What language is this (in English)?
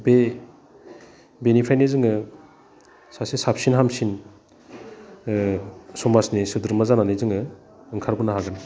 Bodo